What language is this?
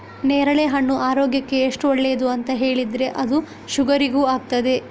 Kannada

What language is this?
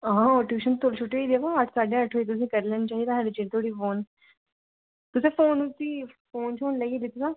Dogri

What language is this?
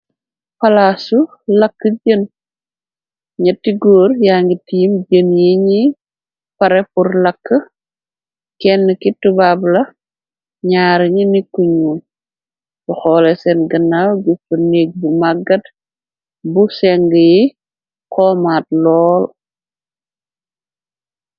Wolof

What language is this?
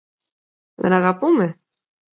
Greek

